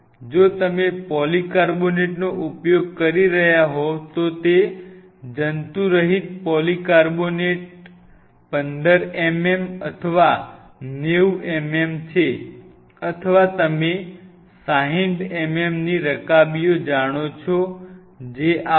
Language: Gujarati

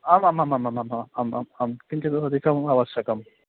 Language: Sanskrit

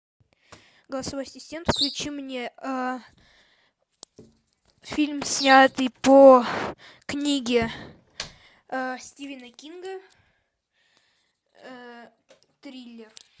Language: Russian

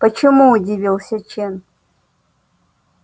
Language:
Russian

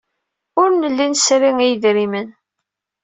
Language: Kabyle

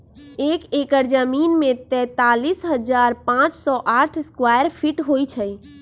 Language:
Magahi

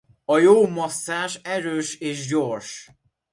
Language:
Hungarian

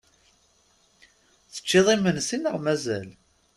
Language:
Kabyle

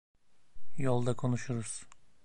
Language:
Turkish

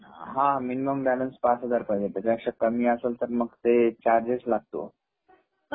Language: Marathi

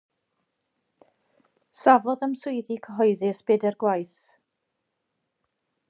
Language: Welsh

